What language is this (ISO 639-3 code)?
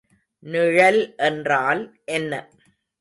tam